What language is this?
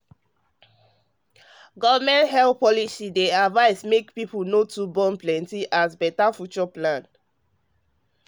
Nigerian Pidgin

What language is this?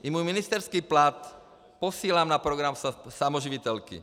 Czech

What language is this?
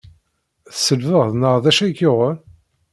Kabyle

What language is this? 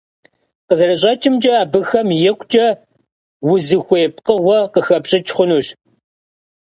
Kabardian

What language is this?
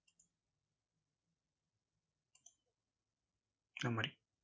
Tamil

